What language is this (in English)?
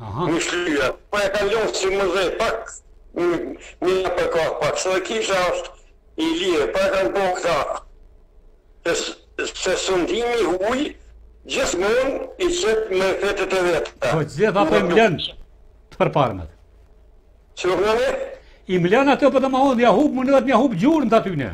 Romanian